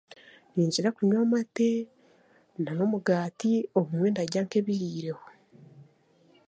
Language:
Chiga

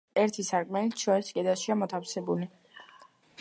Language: Georgian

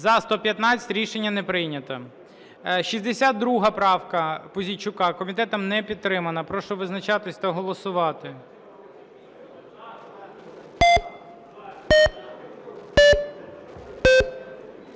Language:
Ukrainian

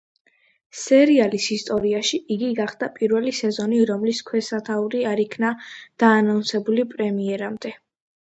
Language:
Georgian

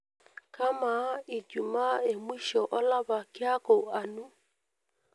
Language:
Masai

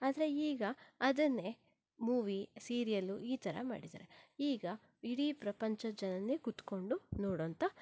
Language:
Kannada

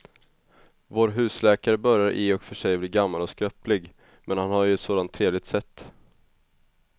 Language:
Swedish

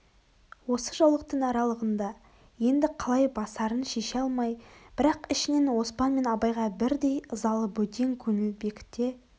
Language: Kazakh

